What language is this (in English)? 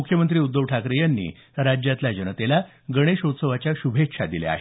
Marathi